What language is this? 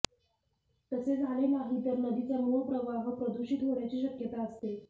Marathi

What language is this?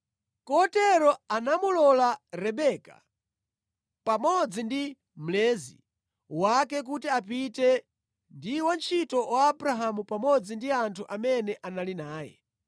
Nyanja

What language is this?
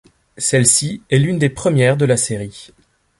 French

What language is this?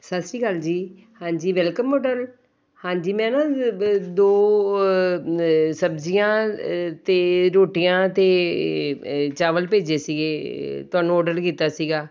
Punjabi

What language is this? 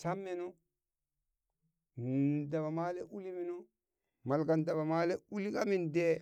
Burak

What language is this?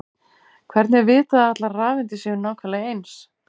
Icelandic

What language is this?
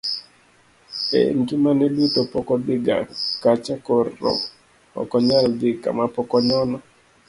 Luo (Kenya and Tanzania)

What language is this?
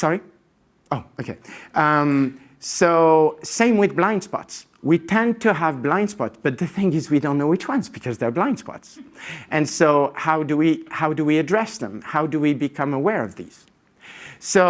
English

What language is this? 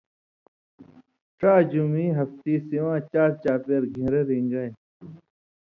Indus Kohistani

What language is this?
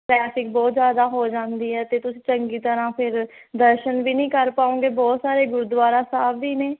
Punjabi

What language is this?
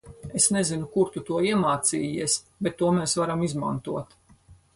Latvian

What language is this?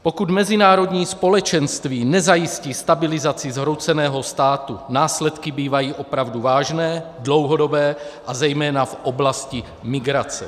Czech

